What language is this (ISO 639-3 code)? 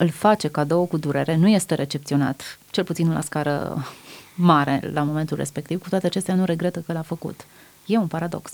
ron